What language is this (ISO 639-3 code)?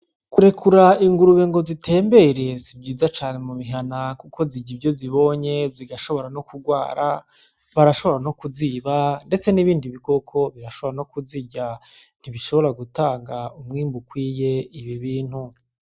run